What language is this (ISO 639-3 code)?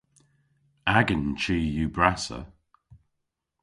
cor